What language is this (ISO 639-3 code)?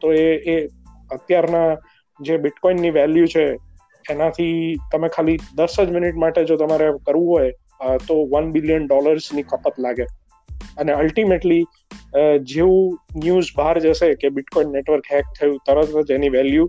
guj